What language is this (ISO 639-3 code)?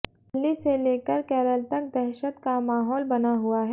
hin